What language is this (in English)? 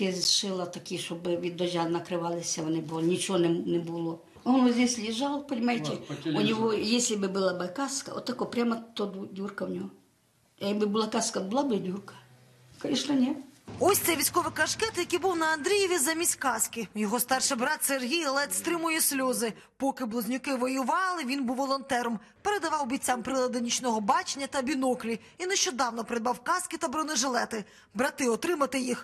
Ukrainian